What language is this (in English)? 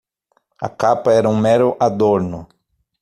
Portuguese